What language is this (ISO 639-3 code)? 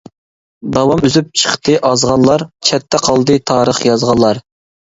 uig